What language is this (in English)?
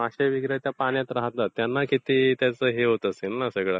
Marathi